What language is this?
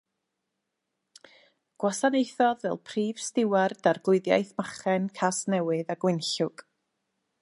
Welsh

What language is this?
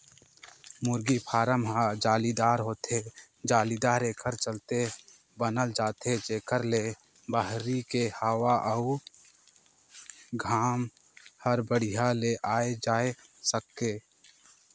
Chhattisgarhi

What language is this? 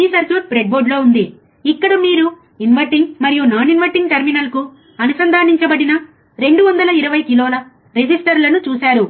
Telugu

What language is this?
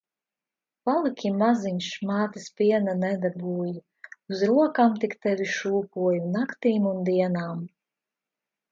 Latvian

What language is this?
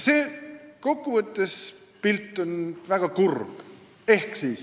Estonian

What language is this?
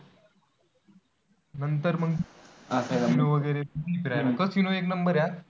Marathi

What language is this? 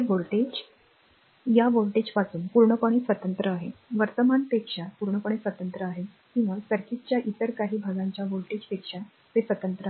Marathi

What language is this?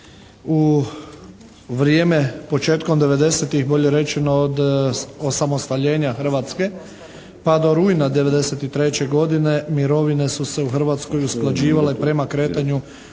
Croatian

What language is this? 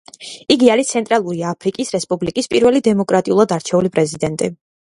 Georgian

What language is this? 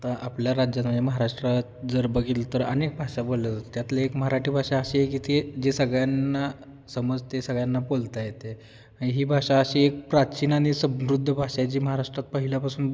Marathi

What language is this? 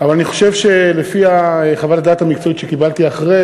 Hebrew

